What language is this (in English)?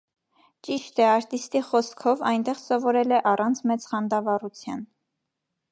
Armenian